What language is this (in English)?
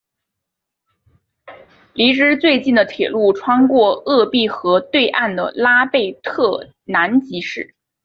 Chinese